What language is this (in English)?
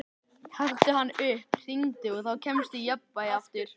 Icelandic